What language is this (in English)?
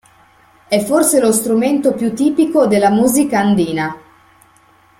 Italian